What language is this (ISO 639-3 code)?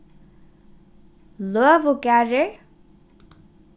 fao